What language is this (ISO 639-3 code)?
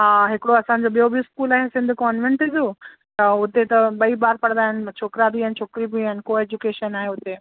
snd